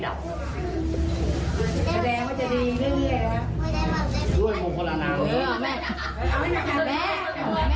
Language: Thai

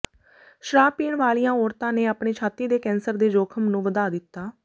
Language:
Punjabi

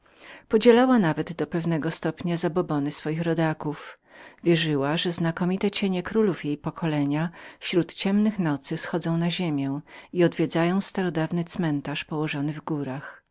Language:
Polish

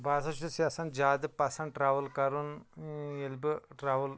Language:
Kashmiri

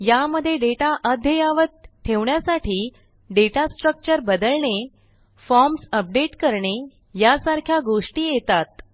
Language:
Marathi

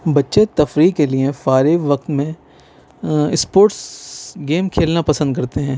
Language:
Urdu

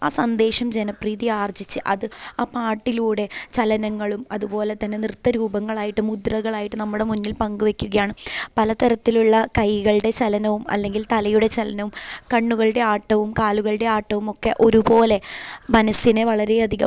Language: Malayalam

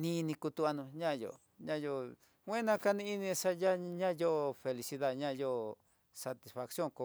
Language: Tidaá Mixtec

